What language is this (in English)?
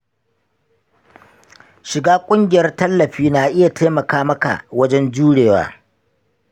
Hausa